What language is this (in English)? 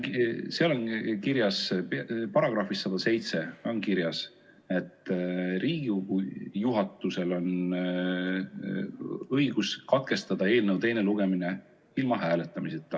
Estonian